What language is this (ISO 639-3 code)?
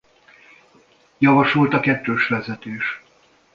hun